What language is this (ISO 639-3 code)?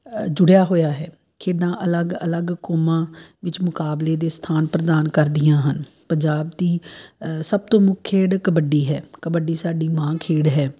pan